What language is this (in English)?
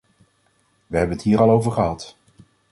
Dutch